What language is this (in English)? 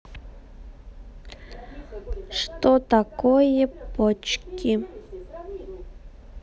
Russian